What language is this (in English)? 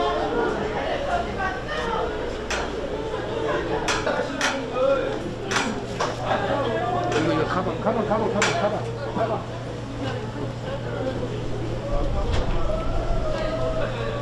Korean